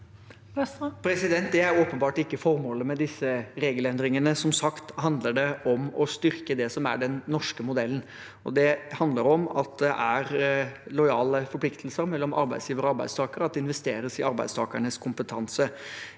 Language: Norwegian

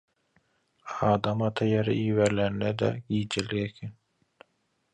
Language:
Turkmen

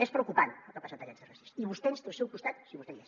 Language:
Catalan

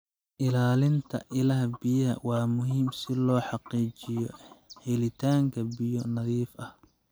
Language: Somali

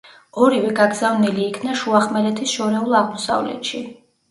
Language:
Georgian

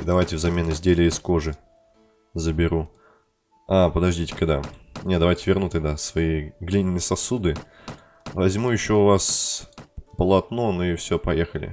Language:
Russian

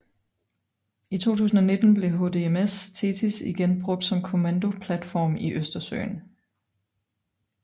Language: Danish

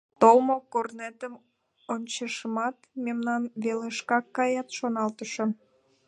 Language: Mari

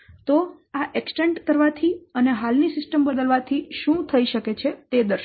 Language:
Gujarati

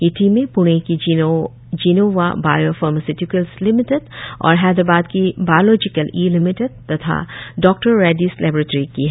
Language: Hindi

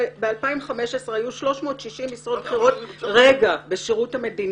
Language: Hebrew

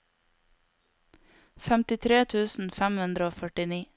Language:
Norwegian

